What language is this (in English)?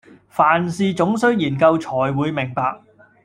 Cantonese